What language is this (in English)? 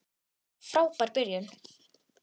Icelandic